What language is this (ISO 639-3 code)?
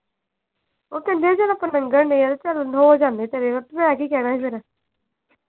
pan